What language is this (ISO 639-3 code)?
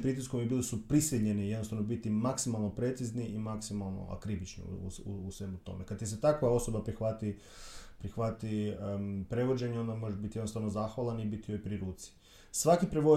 hrv